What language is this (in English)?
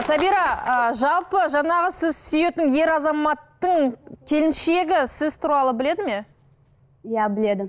Kazakh